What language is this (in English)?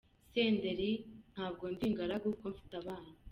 Kinyarwanda